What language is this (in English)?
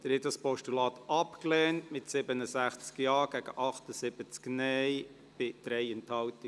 Swiss German